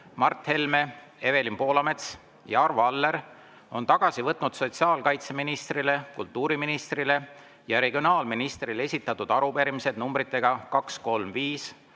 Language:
Estonian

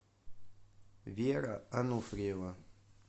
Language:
Russian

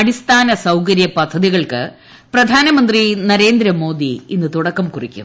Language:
Malayalam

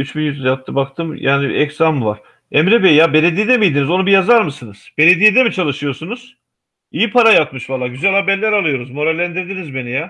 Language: Turkish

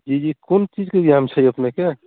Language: Maithili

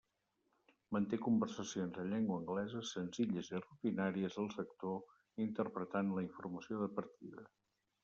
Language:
Catalan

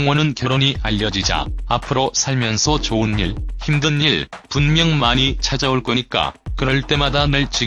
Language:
Korean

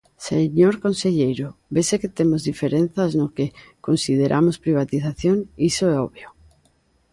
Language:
Galician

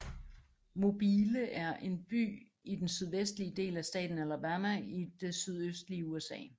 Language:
Danish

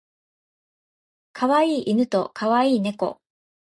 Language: Japanese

